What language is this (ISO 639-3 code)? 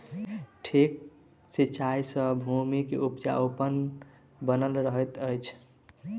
mai